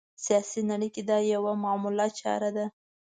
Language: Pashto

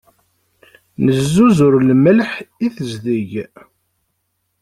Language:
Kabyle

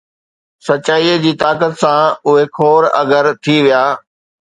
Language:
Sindhi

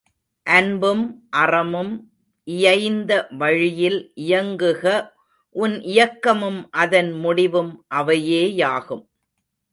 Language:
Tamil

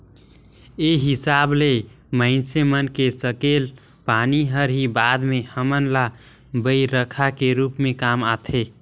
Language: Chhattisgarhi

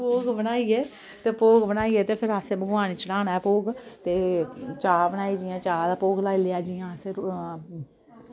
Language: Dogri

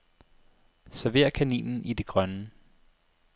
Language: Danish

